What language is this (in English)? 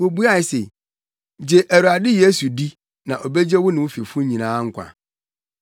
Akan